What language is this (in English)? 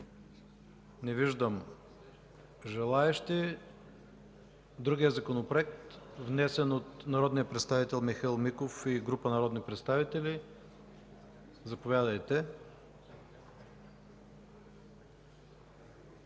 Bulgarian